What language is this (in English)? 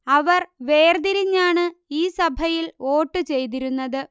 Malayalam